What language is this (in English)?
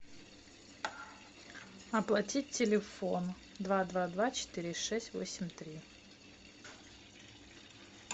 Russian